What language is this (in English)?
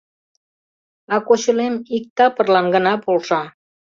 Mari